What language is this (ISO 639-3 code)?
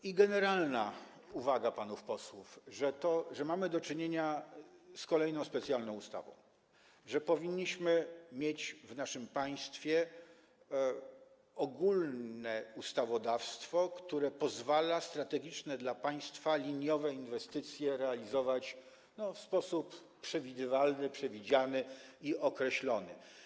pol